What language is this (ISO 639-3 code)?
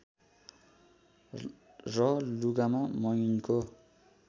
nep